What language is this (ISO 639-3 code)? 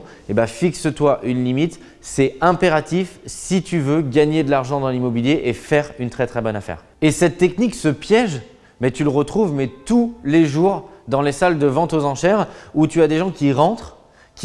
fra